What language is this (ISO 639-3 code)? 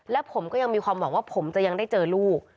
tha